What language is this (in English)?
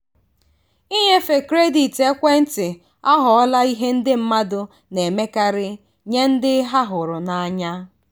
Igbo